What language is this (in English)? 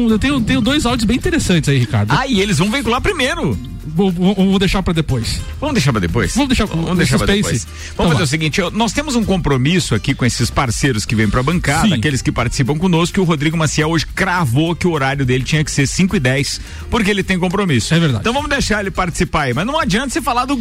Portuguese